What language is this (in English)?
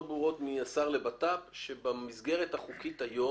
Hebrew